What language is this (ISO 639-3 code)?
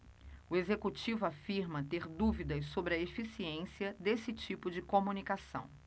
por